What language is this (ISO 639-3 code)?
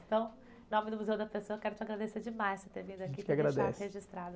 por